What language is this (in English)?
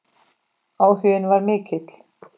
Icelandic